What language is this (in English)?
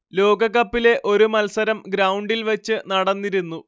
Malayalam